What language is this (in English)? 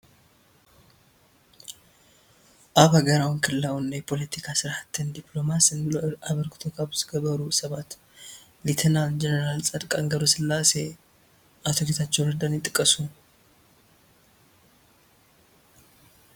Tigrinya